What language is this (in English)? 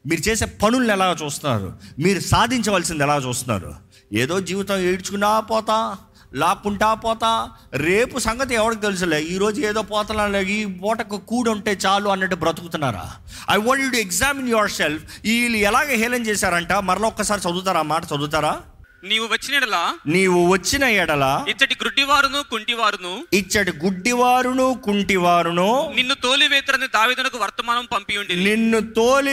Telugu